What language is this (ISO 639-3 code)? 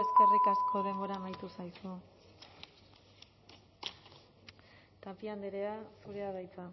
eus